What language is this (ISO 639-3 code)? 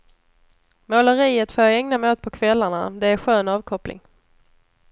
swe